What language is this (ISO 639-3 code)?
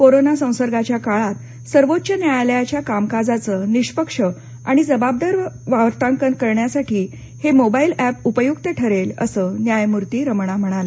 mar